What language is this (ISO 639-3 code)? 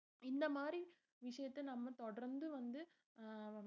tam